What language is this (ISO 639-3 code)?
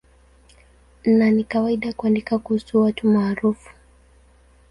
swa